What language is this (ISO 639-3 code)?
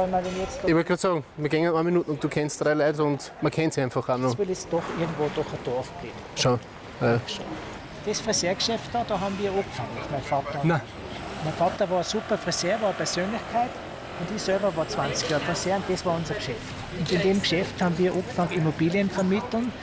deu